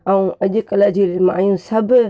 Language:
Sindhi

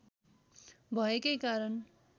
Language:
Nepali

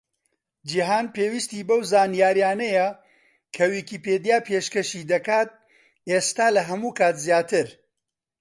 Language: Central Kurdish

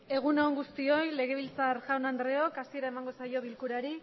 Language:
Basque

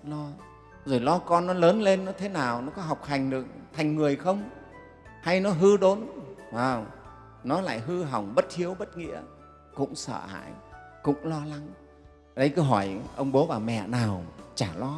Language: Vietnamese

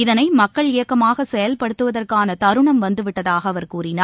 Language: Tamil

